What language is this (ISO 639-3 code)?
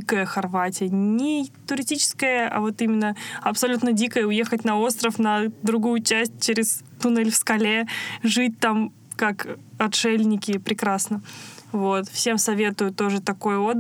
rus